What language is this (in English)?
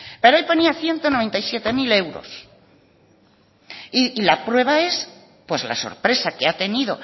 Spanish